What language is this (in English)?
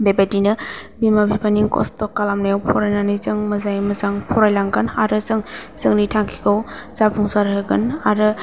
Bodo